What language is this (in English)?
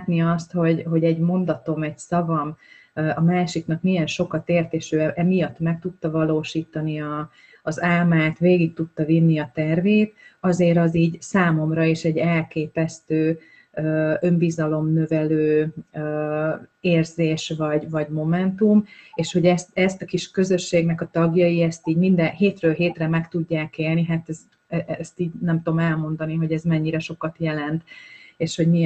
Hungarian